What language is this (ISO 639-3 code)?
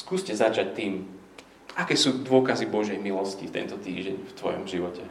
slk